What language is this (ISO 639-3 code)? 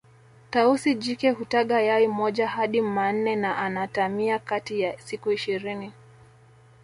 swa